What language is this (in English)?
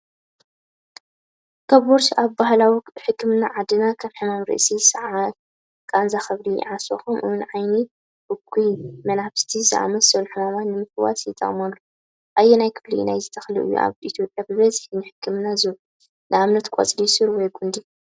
Tigrinya